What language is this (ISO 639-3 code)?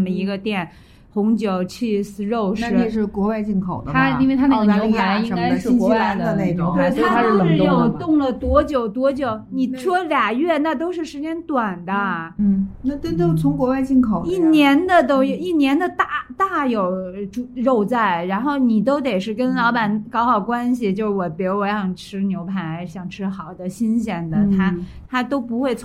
zho